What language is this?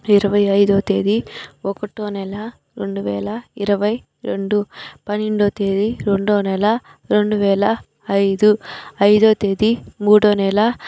Telugu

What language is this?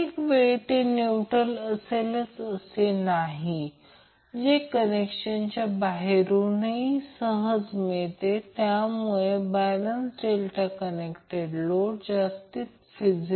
Marathi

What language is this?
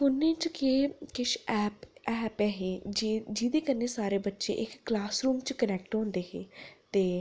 Dogri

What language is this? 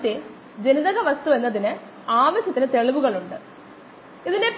Malayalam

